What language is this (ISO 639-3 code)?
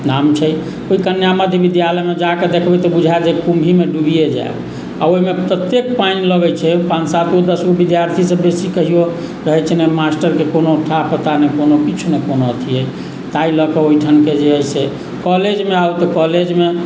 mai